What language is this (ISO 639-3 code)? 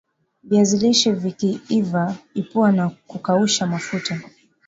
swa